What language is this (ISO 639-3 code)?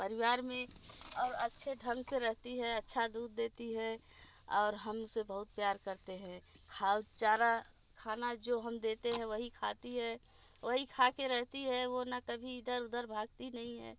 hin